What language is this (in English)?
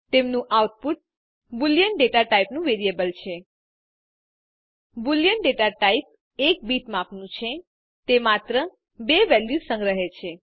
Gujarati